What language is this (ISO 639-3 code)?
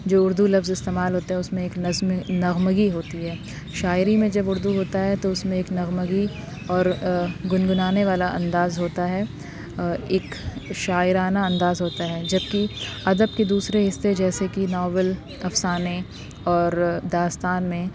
urd